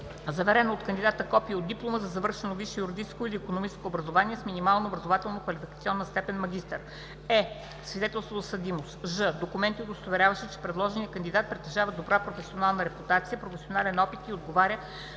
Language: Bulgarian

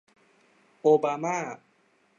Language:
Thai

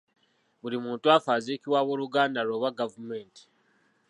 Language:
Ganda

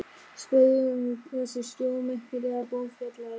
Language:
Icelandic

